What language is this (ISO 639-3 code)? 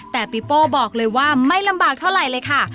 tha